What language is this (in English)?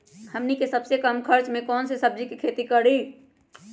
Magahi